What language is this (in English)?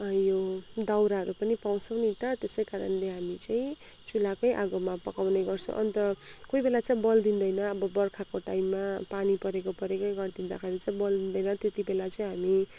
Nepali